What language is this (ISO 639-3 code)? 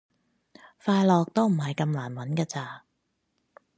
yue